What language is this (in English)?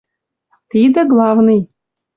Western Mari